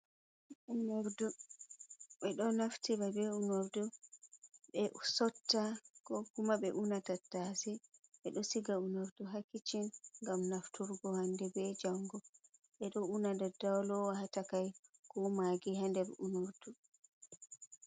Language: Fula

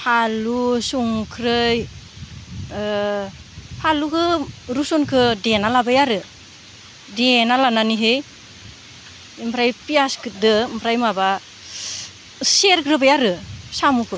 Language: Bodo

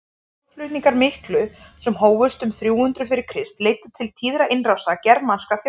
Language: Icelandic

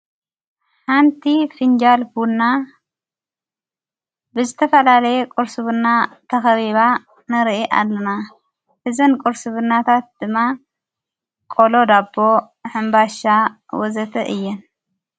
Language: Tigrinya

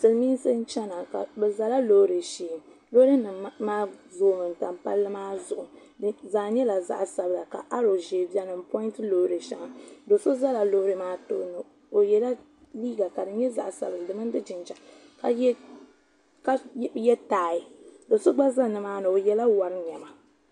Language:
Dagbani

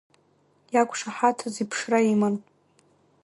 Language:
Abkhazian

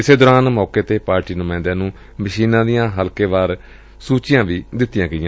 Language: Punjabi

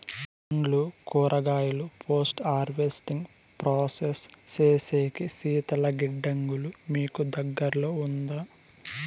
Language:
Telugu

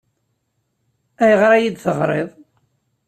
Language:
Kabyle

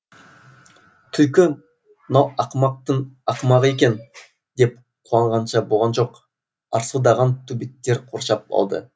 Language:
Kazakh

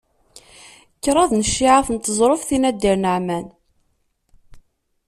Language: Kabyle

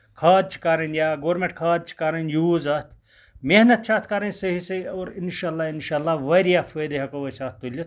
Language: Kashmiri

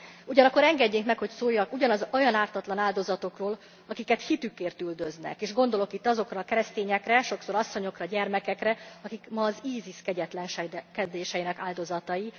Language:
Hungarian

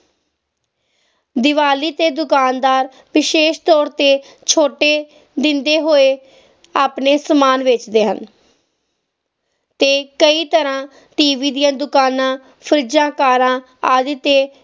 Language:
Punjabi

